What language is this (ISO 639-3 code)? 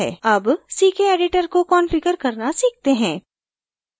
hin